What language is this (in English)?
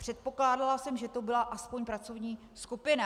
Czech